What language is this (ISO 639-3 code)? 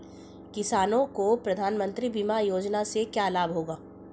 hin